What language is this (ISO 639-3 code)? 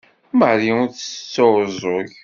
kab